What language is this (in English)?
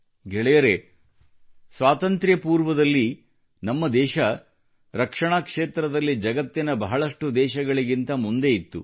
Kannada